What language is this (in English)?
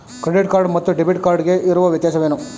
Kannada